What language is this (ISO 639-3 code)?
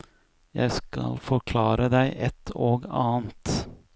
nor